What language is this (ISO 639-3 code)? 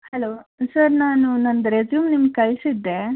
kan